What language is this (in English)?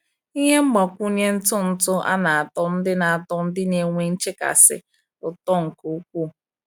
Igbo